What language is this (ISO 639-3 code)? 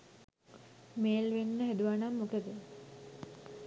sin